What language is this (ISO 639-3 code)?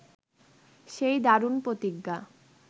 ben